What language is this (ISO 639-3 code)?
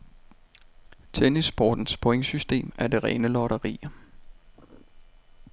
dan